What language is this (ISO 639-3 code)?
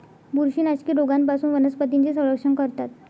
mar